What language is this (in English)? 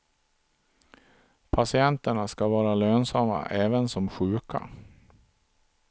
Swedish